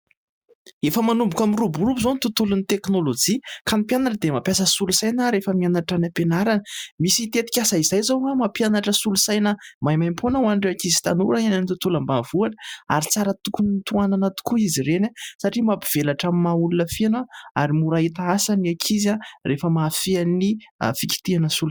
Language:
Malagasy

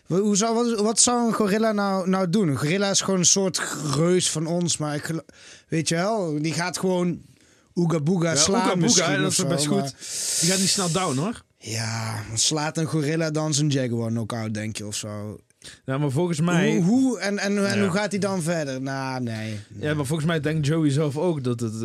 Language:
Dutch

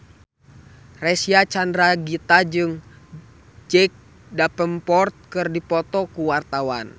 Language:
Sundanese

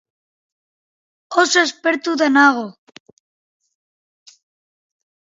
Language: Basque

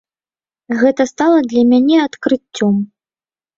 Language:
Belarusian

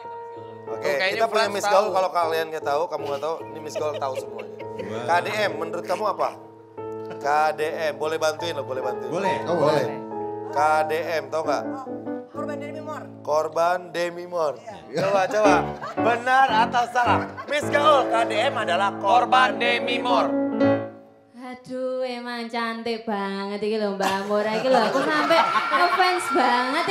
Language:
Indonesian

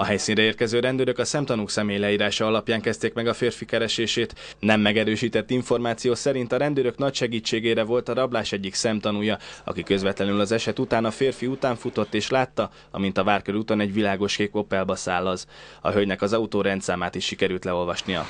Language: Hungarian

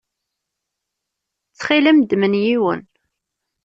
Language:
Kabyle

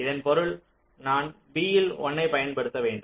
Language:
Tamil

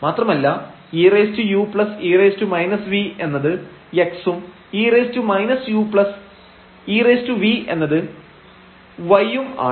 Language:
Malayalam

